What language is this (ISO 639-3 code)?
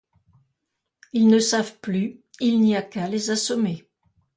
fra